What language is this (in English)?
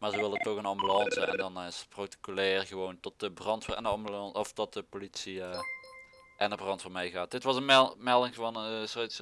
Dutch